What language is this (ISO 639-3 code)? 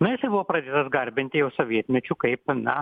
lit